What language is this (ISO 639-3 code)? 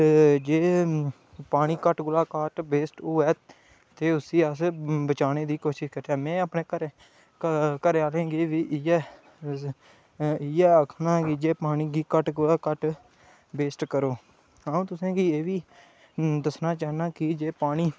doi